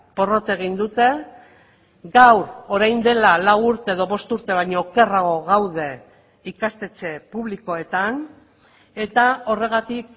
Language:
Basque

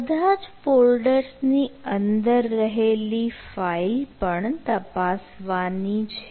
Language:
Gujarati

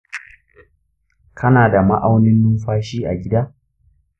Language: Hausa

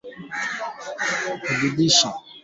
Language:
Swahili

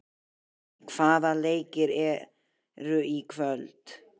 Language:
Icelandic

